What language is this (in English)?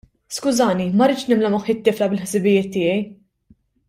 Maltese